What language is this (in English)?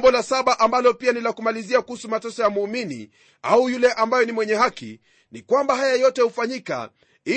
Swahili